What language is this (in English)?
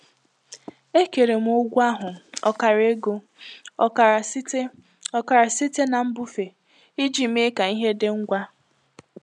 Igbo